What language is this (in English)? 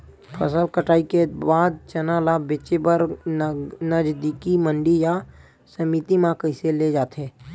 Chhattisgarhi